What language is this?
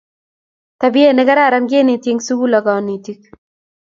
Kalenjin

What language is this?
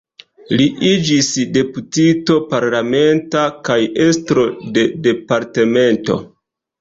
Esperanto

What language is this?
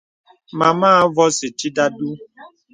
Bebele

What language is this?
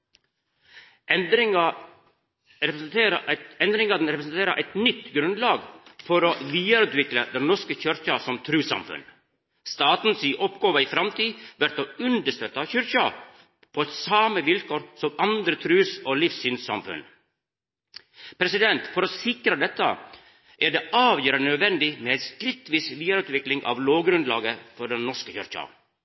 Norwegian Nynorsk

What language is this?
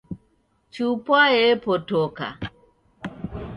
Taita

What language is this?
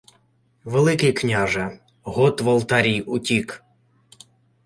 Ukrainian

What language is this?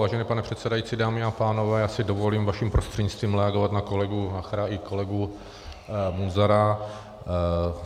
Czech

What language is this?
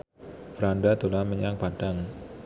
Javanese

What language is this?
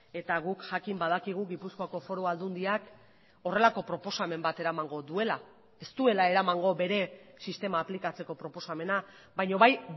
Basque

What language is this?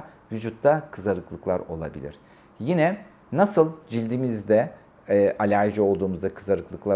Turkish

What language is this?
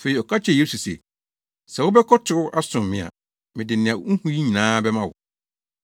Akan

